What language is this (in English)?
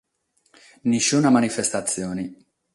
Sardinian